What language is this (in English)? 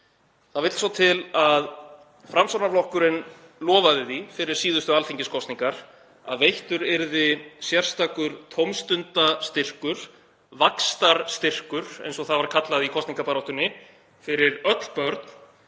Icelandic